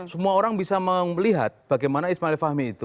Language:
Indonesian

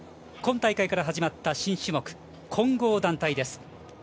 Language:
Japanese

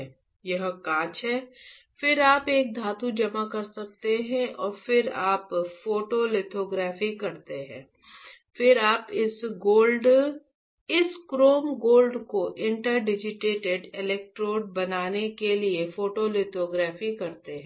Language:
Hindi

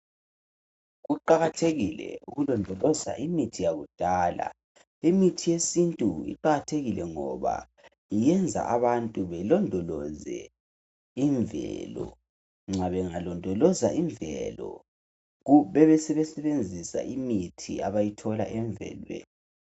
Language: North Ndebele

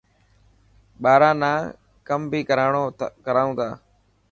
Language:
Dhatki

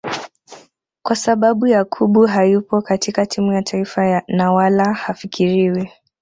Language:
Swahili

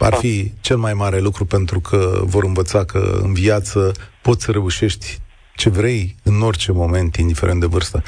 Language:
Romanian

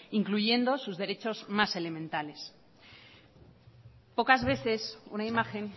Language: Spanish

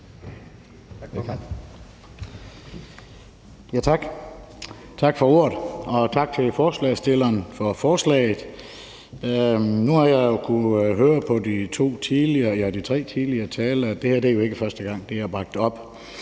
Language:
Danish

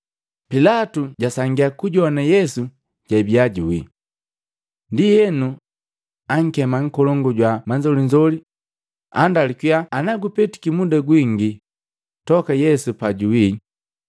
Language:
Matengo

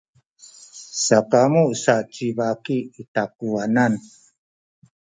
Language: Sakizaya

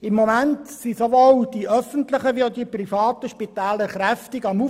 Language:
Swiss German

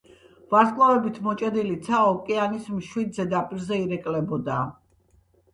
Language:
Georgian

